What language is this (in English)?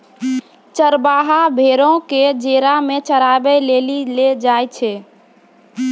Maithili